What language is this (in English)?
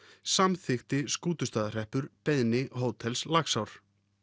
Icelandic